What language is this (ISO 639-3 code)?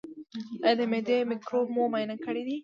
pus